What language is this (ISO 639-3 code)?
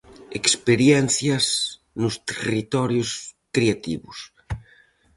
glg